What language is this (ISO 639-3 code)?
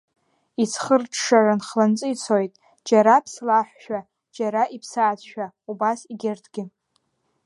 abk